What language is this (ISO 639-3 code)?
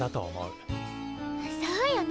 jpn